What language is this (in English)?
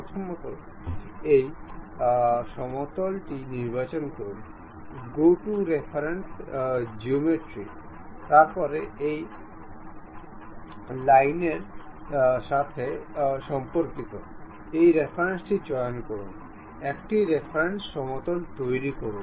Bangla